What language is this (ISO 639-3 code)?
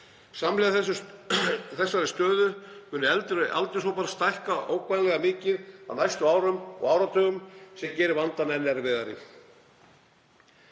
isl